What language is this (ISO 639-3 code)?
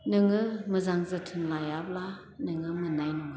brx